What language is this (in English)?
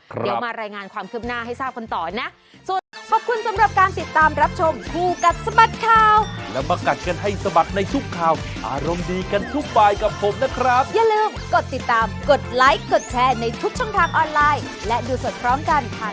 Thai